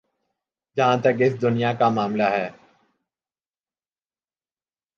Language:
Urdu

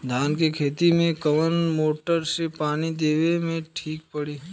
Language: Bhojpuri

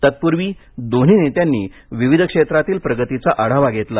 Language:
Marathi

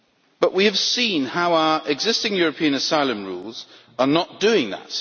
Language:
English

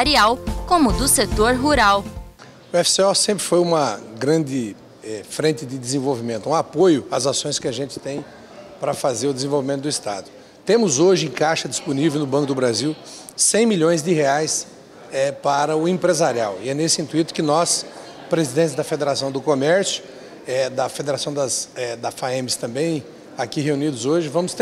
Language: Portuguese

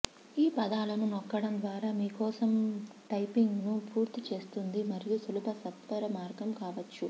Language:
Telugu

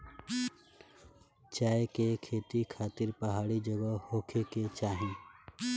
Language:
Bhojpuri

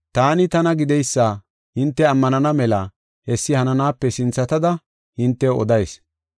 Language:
Gofa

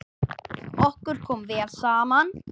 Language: Icelandic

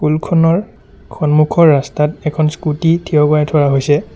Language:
Assamese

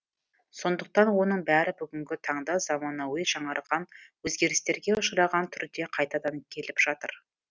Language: Kazakh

